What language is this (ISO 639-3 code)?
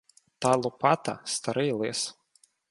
ukr